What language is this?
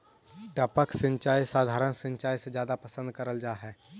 Magahi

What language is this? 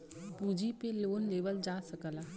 Bhojpuri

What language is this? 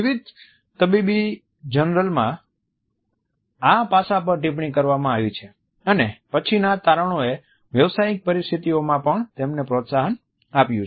Gujarati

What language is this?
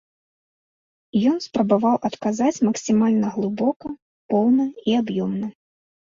Belarusian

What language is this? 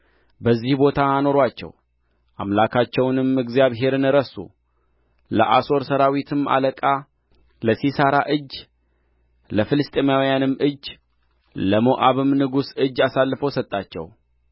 Amharic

